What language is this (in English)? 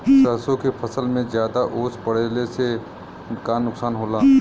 Bhojpuri